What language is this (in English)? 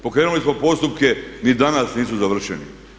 Croatian